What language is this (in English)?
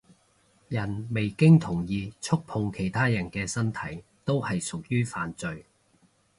Cantonese